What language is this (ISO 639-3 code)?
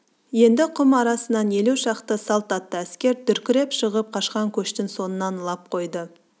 kaz